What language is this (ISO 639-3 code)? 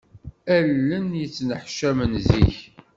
kab